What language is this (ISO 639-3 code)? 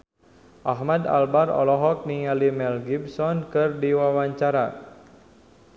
sun